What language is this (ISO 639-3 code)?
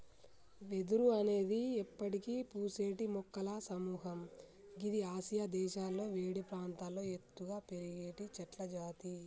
tel